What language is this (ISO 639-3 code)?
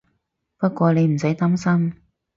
yue